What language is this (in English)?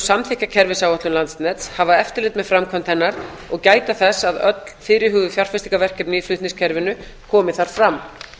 Icelandic